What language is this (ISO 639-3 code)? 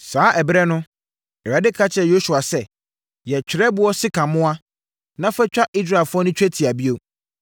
aka